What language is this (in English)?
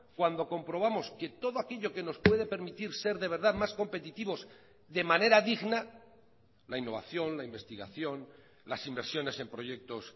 Spanish